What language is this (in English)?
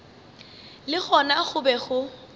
Northern Sotho